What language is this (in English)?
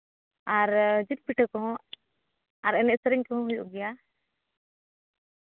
Santali